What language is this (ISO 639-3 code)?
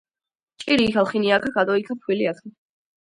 kat